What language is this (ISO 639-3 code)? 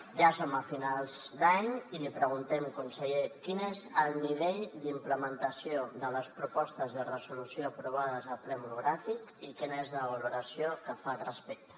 cat